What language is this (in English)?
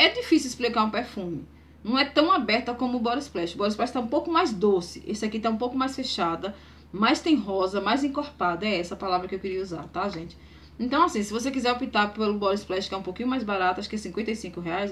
Portuguese